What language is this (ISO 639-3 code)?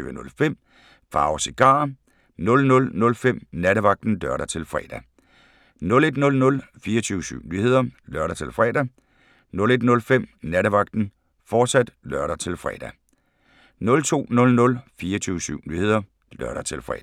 dan